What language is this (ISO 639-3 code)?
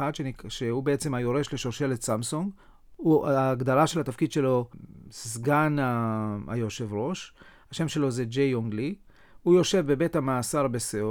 heb